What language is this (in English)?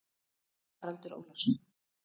Icelandic